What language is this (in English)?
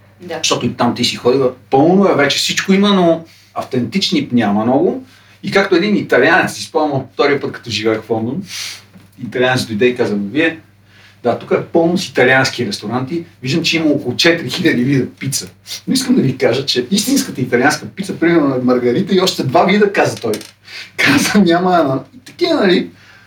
Bulgarian